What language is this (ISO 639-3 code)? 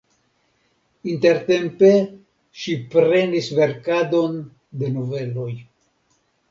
epo